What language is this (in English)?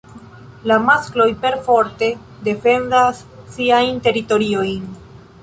Esperanto